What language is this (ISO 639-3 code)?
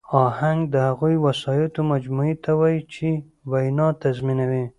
pus